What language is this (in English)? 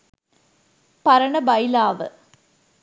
Sinhala